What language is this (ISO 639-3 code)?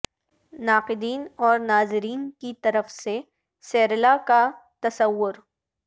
urd